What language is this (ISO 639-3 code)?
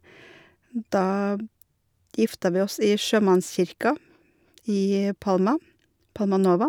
nor